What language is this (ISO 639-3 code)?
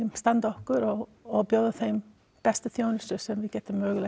isl